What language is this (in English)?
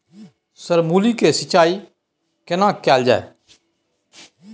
Maithili